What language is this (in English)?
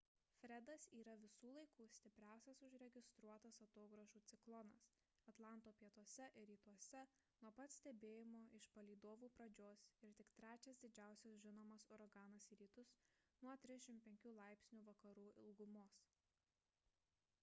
Lithuanian